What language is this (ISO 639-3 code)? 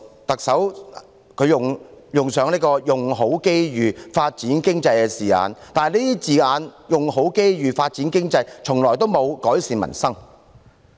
yue